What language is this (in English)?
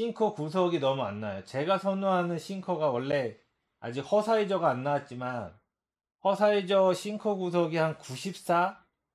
Korean